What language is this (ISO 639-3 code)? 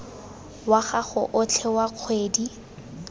tsn